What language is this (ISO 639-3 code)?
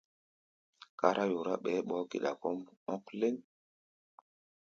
gba